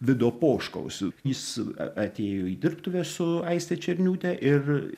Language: Lithuanian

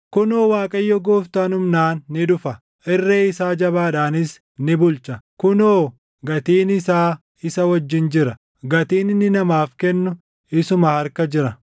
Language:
Oromo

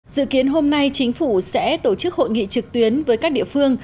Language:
Vietnamese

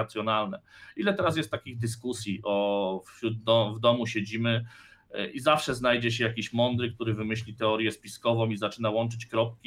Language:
Polish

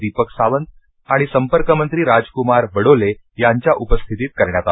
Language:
Marathi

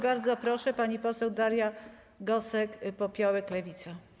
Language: Polish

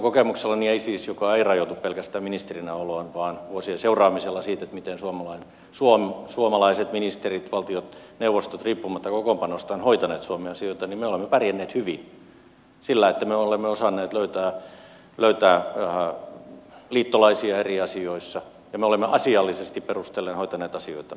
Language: Finnish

